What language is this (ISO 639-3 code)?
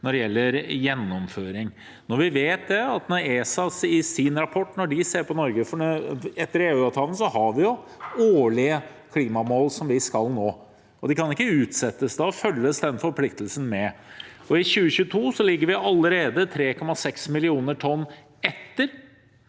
nor